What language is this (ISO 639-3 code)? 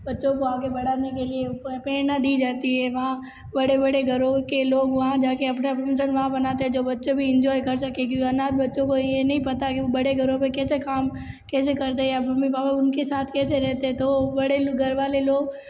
hin